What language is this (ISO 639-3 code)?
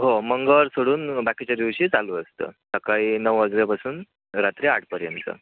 mar